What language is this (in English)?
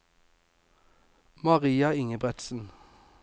Norwegian